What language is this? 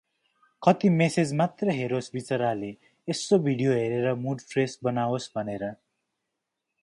Nepali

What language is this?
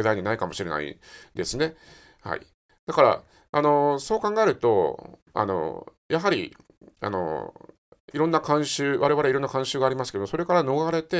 Japanese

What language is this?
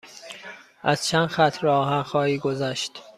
Persian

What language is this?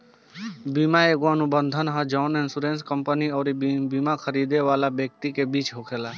Bhojpuri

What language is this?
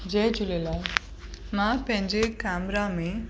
Sindhi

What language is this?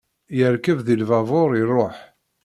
Kabyle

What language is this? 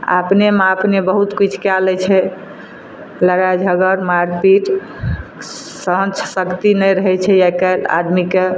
Maithili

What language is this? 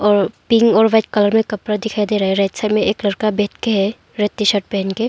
Hindi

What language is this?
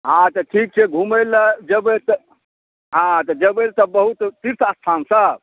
Maithili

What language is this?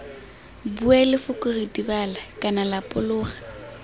Tswana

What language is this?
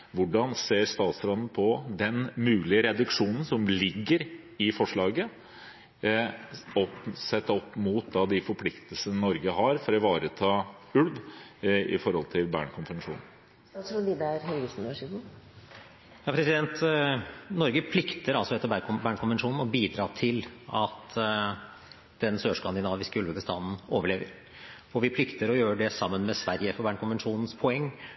Norwegian Bokmål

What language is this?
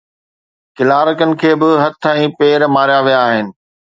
Sindhi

